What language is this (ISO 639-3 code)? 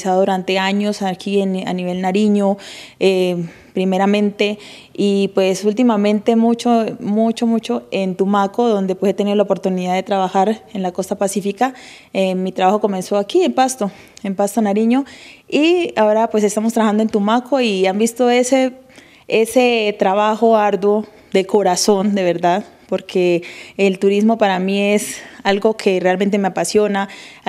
spa